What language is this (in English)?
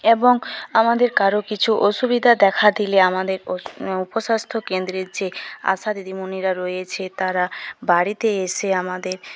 Bangla